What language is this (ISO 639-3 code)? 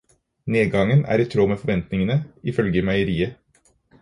nob